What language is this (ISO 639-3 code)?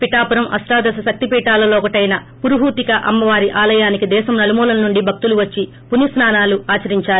tel